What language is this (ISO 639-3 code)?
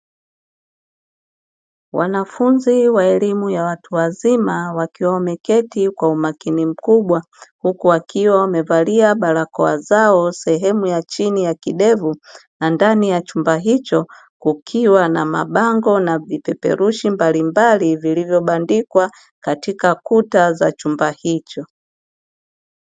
swa